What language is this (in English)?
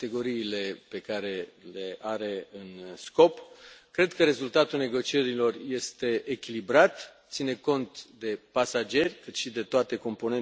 Romanian